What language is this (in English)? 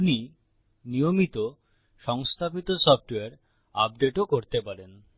Bangla